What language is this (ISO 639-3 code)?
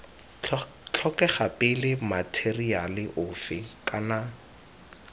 tsn